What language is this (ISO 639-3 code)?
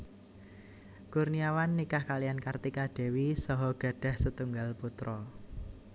jav